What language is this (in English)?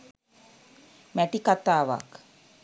Sinhala